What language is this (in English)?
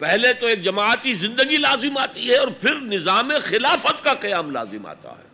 Urdu